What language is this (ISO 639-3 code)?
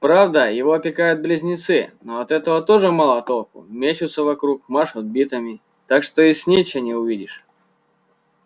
rus